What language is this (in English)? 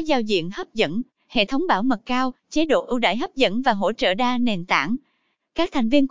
Vietnamese